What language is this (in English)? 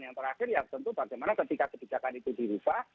Indonesian